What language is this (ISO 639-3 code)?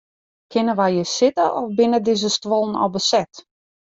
fry